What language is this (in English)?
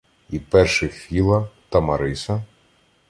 Ukrainian